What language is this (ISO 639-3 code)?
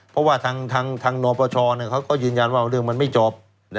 tha